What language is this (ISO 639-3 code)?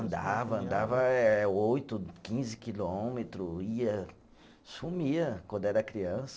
por